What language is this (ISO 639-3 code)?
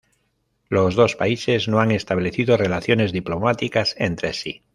spa